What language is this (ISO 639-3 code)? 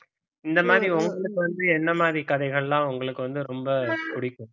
tam